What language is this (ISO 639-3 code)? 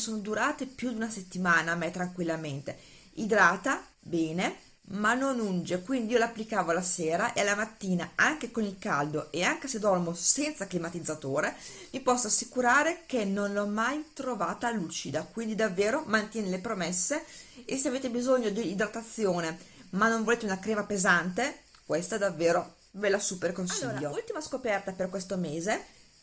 ita